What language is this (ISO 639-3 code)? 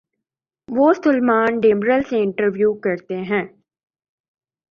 urd